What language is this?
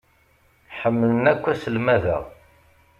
Kabyle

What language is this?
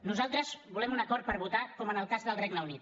Catalan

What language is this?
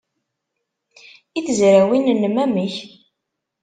Kabyle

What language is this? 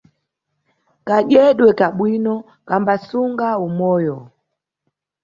Nyungwe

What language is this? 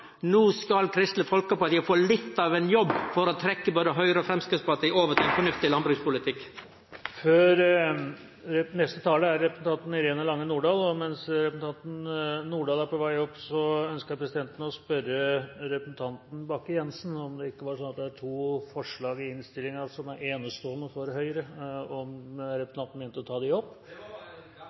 Norwegian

